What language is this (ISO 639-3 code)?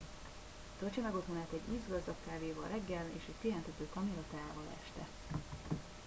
hun